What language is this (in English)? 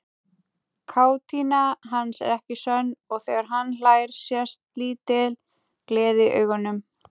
Icelandic